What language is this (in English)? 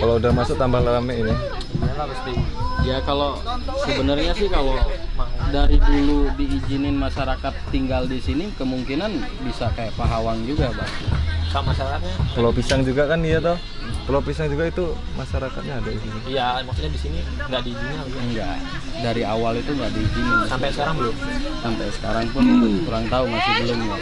Indonesian